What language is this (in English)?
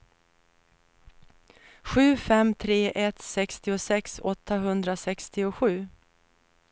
Swedish